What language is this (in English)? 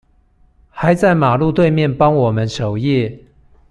Chinese